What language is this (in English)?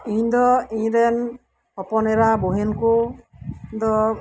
Santali